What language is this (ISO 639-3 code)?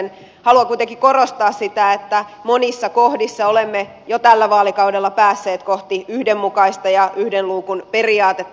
fin